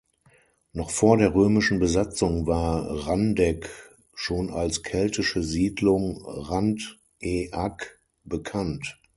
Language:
German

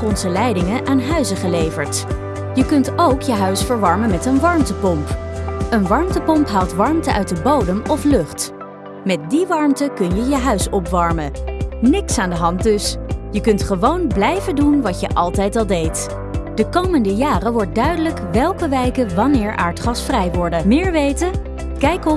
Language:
Dutch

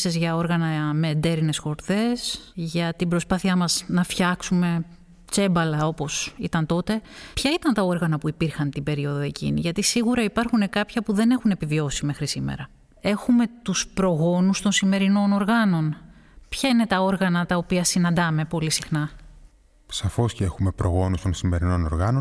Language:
Greek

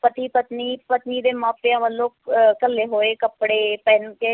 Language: Punjabi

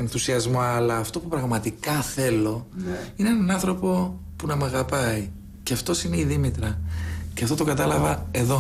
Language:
Greek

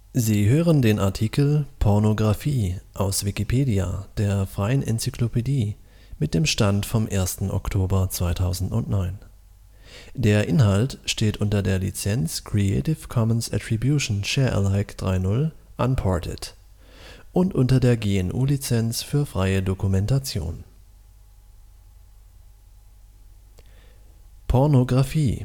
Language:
German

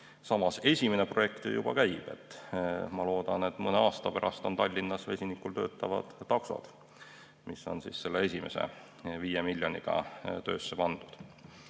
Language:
Estonian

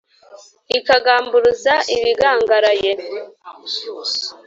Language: Kinyarwanda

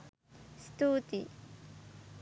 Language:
Sinhala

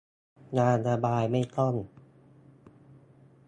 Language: Thai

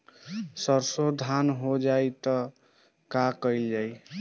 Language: Bhojpuri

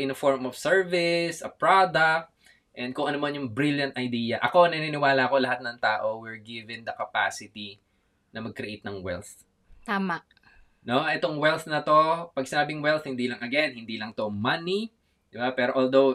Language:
Filipino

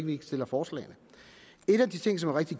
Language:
Danish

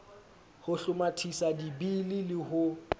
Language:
Southern Sotho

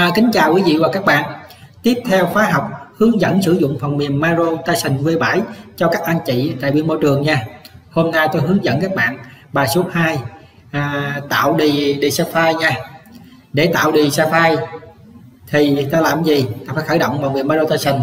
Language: Vietnamese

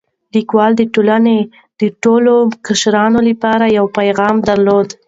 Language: Pashto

